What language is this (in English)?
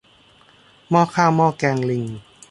Thai